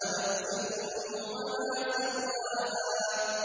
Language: Arabic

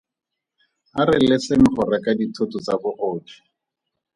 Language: Tswana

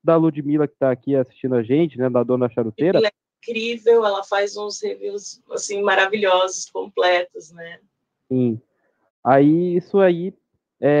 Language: Portuguese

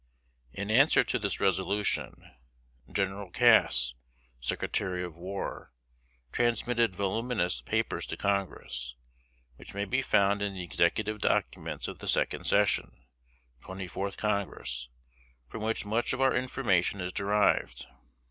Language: English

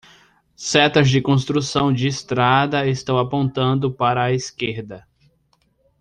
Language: Portuguese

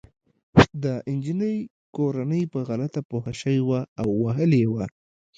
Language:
Pashto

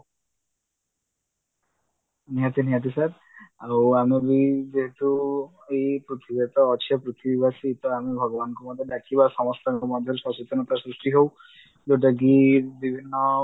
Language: Odia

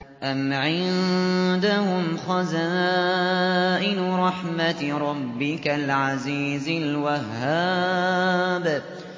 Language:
Arabic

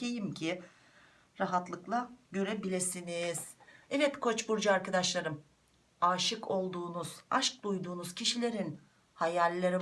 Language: Turkish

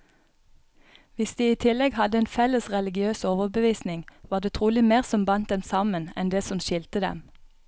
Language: Norwegian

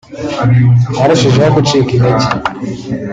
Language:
Kinyarwanda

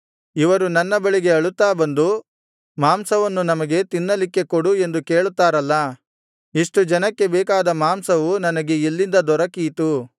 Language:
Kannada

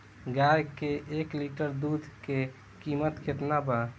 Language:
Bhojpuri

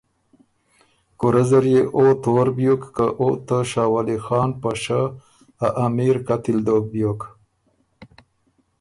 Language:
Ormuri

